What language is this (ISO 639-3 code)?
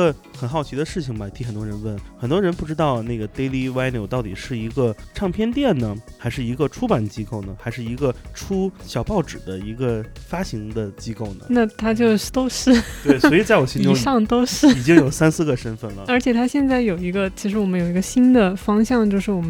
zho